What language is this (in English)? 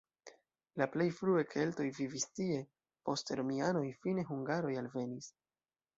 Esperanto